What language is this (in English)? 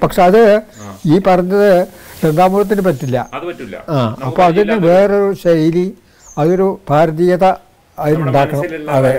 Malayalam